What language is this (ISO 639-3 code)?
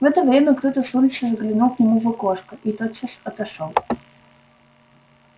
rus